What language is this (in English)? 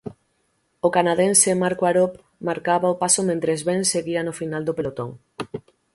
Galician